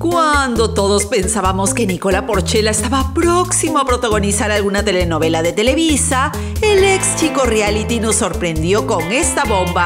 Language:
Spanish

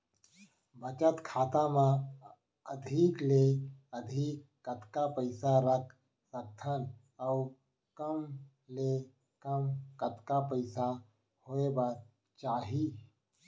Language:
Chhattisgarhi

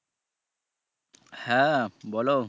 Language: Bangla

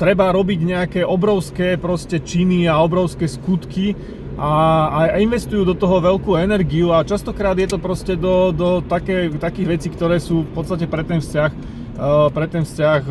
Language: Slovak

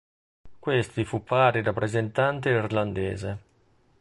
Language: Italian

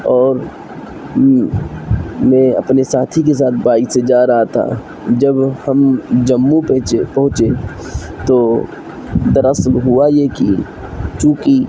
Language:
Urdu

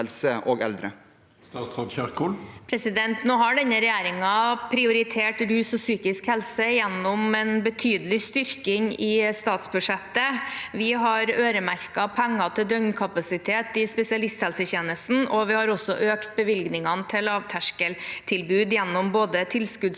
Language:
Norwegian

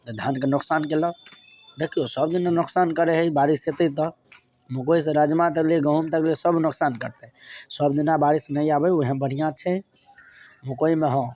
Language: Maithili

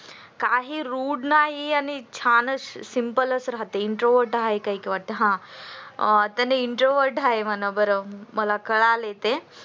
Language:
Marathi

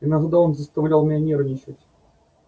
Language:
Russian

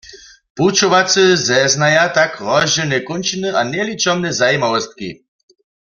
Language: Upper Sorbian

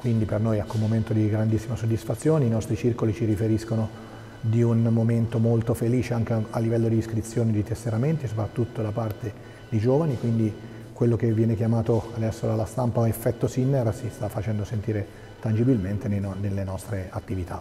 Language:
Italian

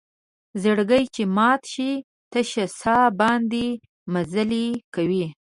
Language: Pashto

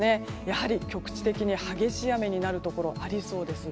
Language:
Japanese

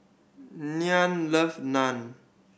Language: English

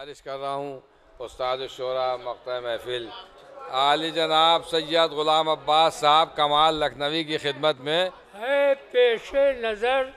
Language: Dutch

